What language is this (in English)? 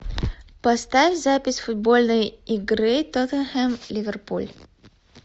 Russian